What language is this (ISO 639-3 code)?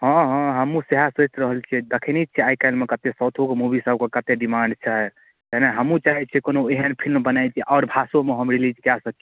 mai